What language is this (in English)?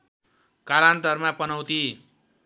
Nepali